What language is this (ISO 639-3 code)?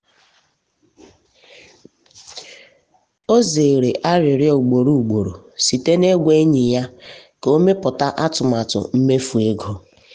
ibo